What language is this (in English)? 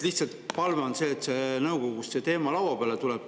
Estonian